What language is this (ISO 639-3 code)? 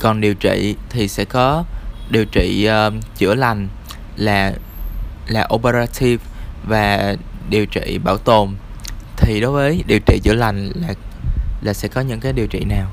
vie